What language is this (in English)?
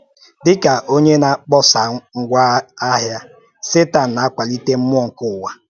Igbo